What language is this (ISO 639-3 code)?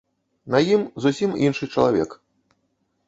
bel